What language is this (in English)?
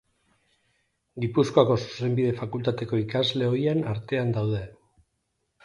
Basque